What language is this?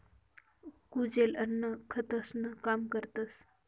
Marathi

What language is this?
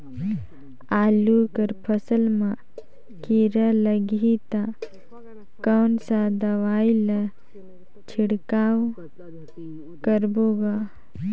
Chhattisgarhi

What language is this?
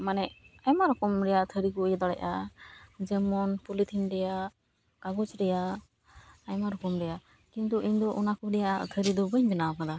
Santali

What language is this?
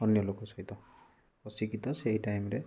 Odia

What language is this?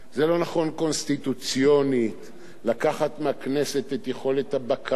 Hebrew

